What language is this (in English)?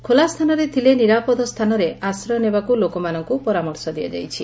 Odia